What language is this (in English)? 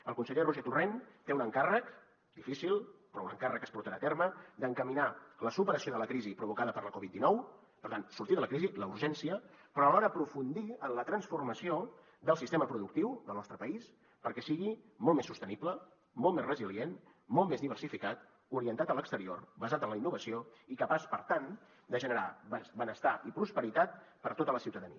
Catalan